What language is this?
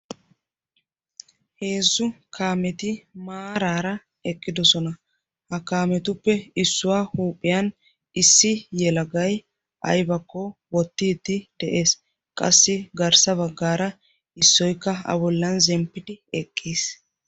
Wolaytta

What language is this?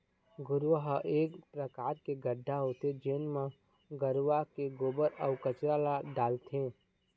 Chhattisgarhi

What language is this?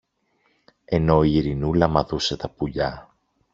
Greek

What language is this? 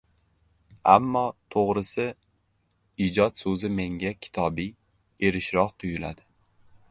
Uzbek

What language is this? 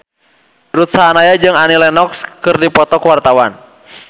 Sundanese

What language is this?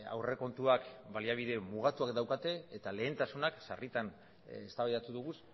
Basque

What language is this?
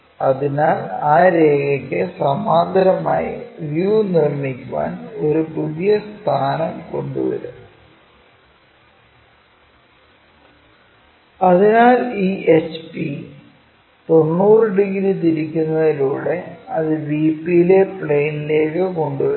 Malayalam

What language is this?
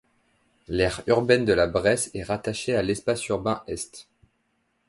French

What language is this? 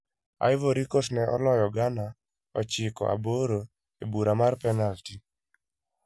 Luo (Kenya and Tanzania)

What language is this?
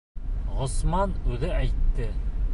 Bashkir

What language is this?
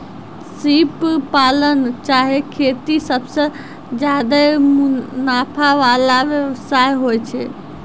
Maithili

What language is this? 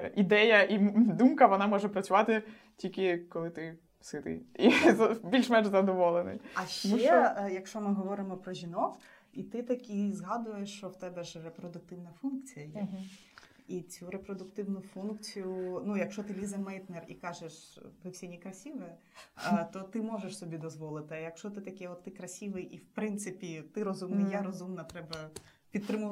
Ukrainian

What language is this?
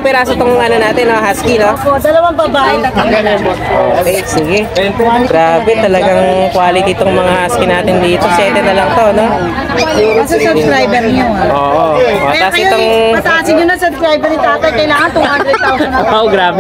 Filipino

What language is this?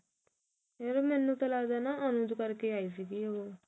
Punjabi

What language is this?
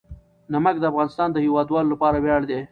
Pashto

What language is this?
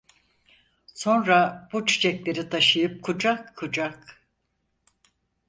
Turkish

